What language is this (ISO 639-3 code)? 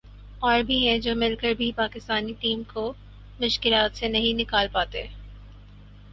urd